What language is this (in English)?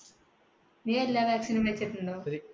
Malayalam